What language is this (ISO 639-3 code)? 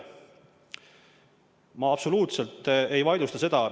est